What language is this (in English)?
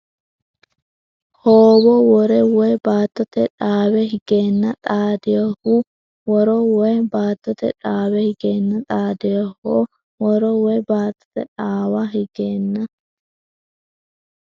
Sidamo